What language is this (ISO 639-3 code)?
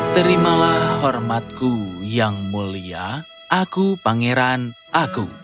ind